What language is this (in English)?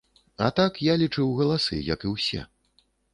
Belarusian